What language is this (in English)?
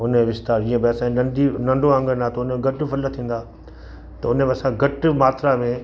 Sindhi